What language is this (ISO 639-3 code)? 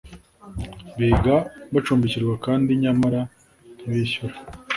kin